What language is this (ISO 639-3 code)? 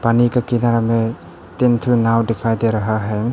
hin